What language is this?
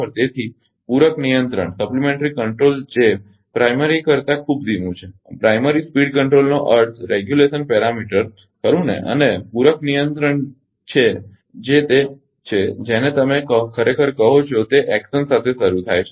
Gujarati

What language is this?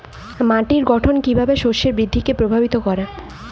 Bangla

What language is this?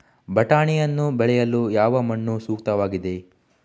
Kannada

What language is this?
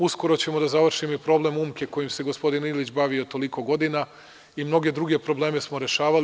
Serbian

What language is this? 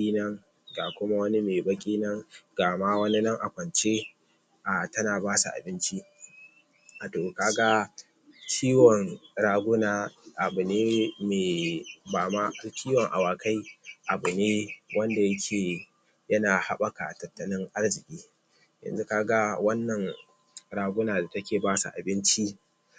Hausa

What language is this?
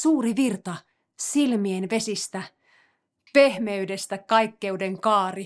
Finnish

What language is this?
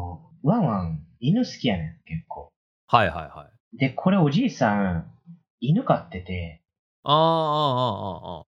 Japanese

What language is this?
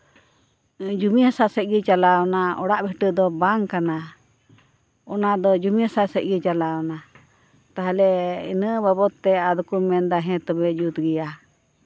Santali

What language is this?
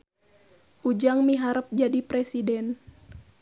Sundanese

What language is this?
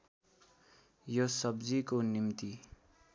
Nepali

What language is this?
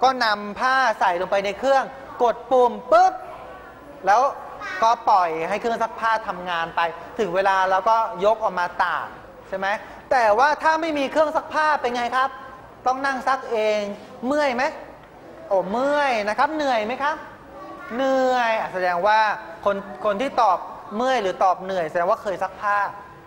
Thai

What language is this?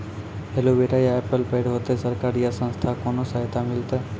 Maithili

